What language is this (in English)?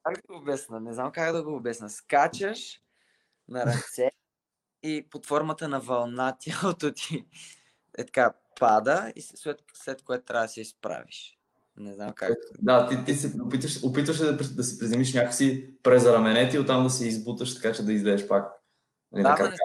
Bulgarian